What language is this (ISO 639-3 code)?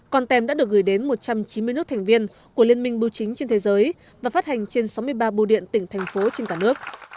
vie